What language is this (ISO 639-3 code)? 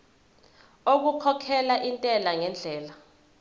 zul